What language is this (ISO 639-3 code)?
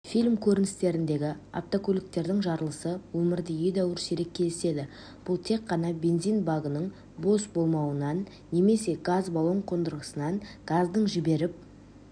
kaz